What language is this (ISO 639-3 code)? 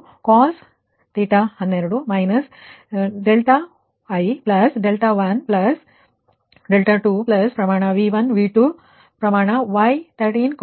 kan